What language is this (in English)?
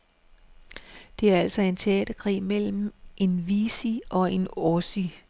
Danish